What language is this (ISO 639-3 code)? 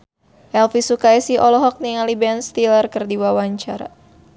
sun